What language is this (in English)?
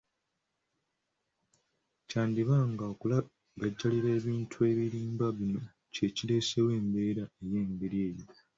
Ganda